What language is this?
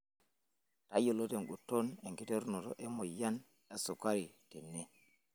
Masai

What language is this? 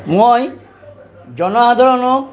Assamese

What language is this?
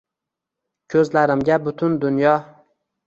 Uzbek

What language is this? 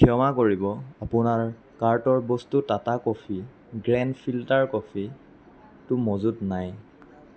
Assamese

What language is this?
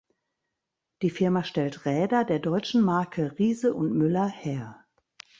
German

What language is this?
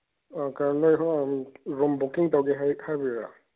Manipuri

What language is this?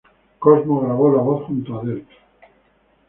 Spanish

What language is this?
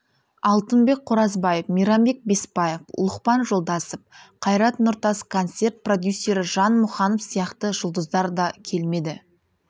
Kazakh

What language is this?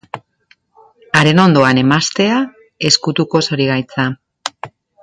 Basque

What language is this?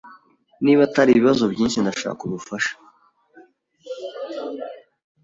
Kinyarwanda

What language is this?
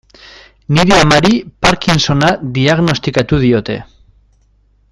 Basque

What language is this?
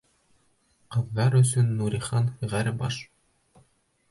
Bashkir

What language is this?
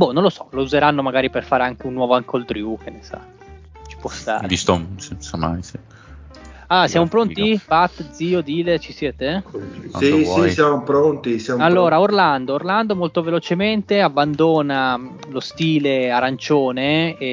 Italian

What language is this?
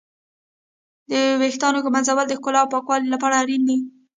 Pashto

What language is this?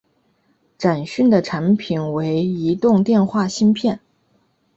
Chinese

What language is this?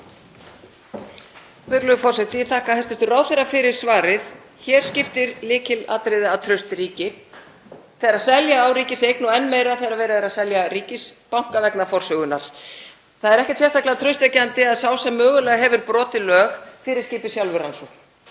Icelandic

